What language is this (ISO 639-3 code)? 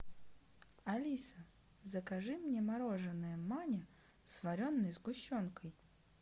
rus